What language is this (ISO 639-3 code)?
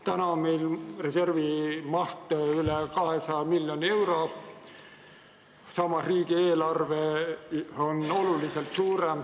est